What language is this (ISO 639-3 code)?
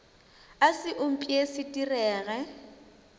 nso